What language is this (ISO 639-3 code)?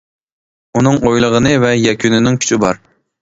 uig